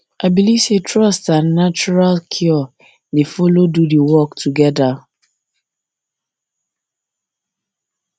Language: Nigerian Pidgin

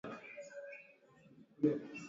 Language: Swahili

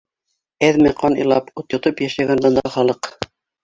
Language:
Bashkir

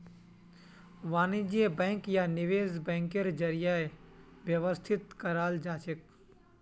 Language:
Magahi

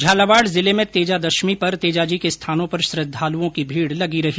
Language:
Hindi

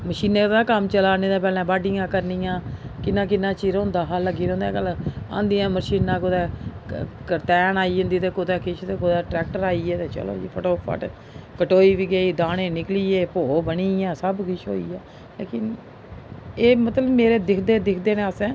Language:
Dogri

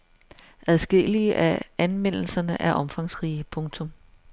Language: Danish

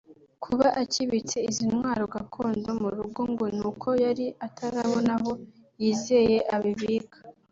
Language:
Kinyarwanda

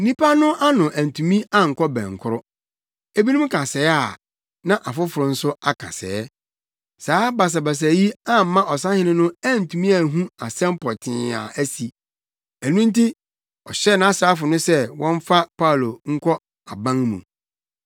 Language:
Akan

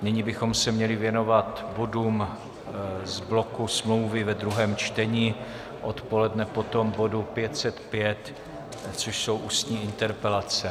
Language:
Czech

